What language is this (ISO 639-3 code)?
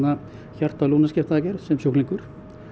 isl